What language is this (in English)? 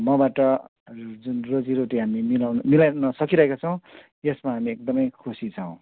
Nepali